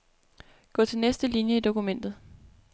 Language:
Danish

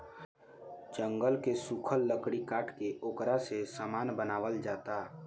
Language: Bhojpuri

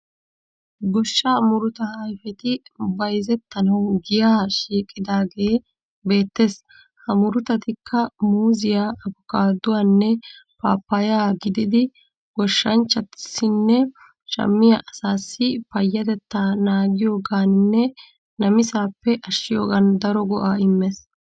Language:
Wolaytta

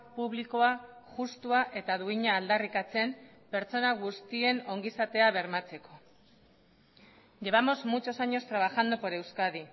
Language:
Basque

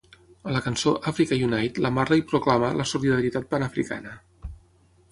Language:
Catalan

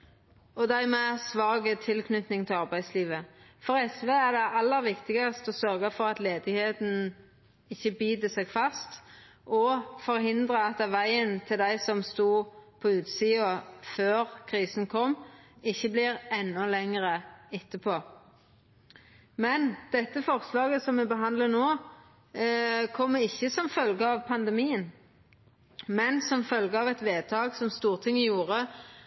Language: Norwegian Nynorsk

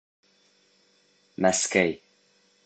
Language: Bashkir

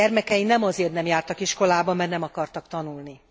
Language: Hungarian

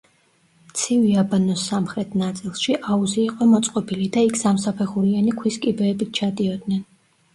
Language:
Georgian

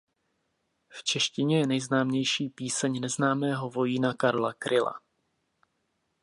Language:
Czech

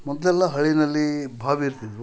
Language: Kannada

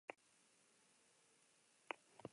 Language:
Basque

